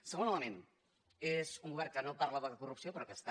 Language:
Catalan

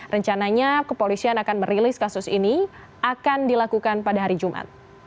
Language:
Indonesian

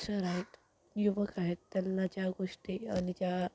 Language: Marathi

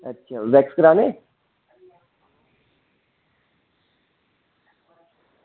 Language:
Dogri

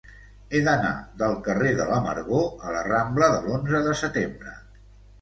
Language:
Catalan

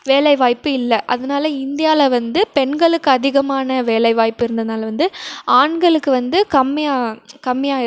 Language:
Tamil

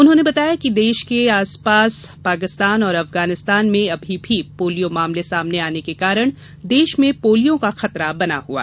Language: Hindi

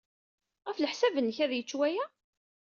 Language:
Kabyle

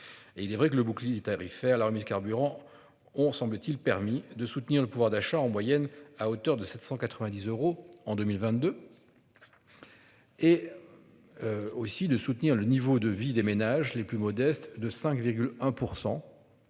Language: French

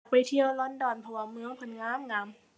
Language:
Thai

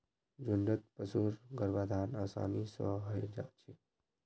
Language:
Magahi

